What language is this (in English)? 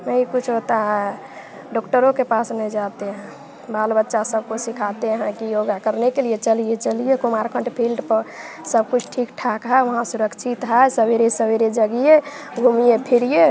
Hindi